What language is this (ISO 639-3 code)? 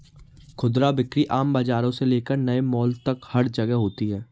hin